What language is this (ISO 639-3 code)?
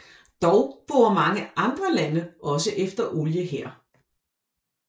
dan